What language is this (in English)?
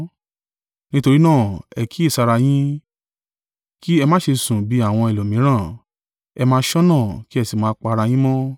Yoruba